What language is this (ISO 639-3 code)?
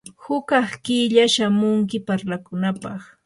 qur